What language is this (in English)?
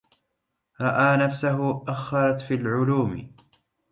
Arabic